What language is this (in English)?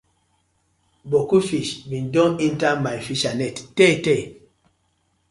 Nigerian Pidgin